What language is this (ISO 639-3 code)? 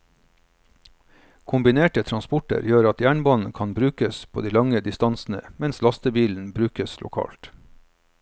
nor